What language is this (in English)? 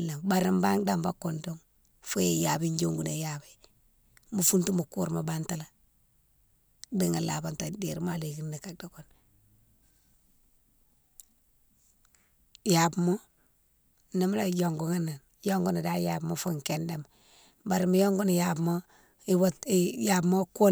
Mansoanka